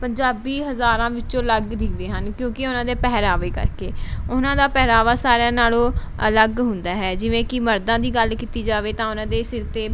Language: Punjabi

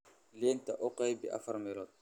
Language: Somali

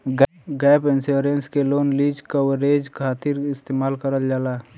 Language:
Bhojpuri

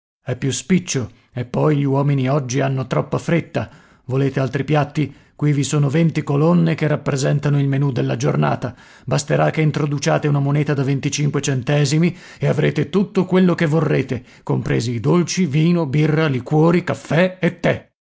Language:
Italian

